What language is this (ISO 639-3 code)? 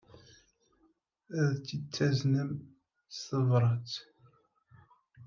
kab